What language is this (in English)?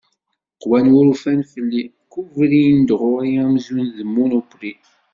Kabyle